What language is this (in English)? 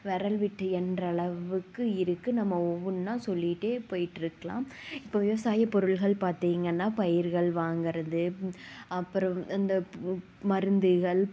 Tamil